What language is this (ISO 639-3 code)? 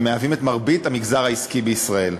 heb